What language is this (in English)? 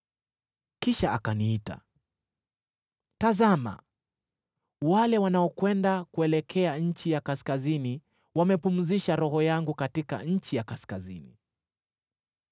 Swahili